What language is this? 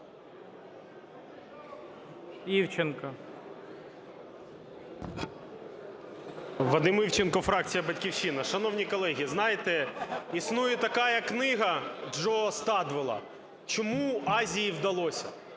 Ukrainian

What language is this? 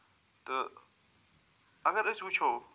Kashmiri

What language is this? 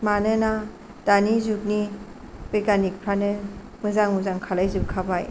Bodo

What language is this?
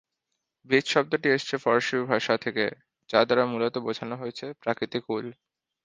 Bangla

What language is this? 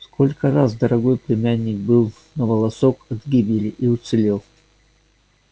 Russian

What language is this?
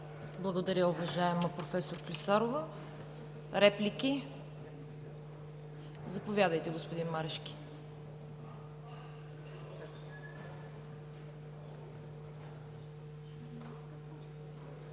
Bulgarian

